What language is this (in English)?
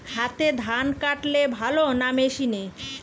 Bangla